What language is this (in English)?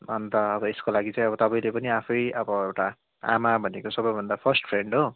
Nepali